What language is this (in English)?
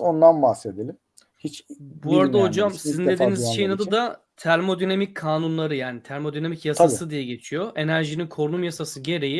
Turkish